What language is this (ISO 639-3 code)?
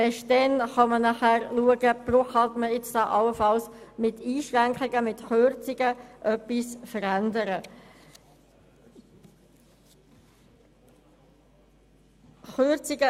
gsw